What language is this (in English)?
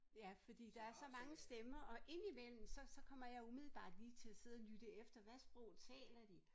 Danish